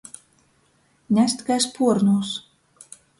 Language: Latgalian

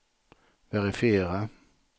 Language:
Swedish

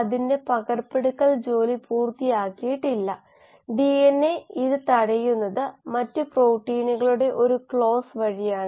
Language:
Malayalam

